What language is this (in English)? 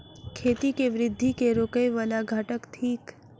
Maithili